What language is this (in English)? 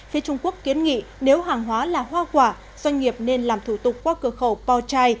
Vietnamese